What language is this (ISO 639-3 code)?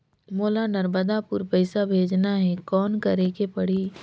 hne